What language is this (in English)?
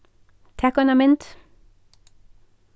Faroese